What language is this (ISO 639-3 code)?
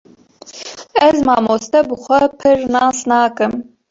kur